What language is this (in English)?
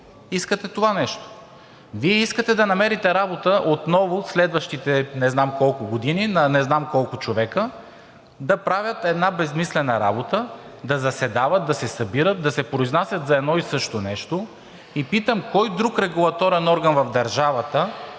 Bulgarian